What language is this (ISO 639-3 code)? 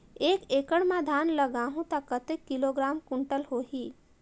hne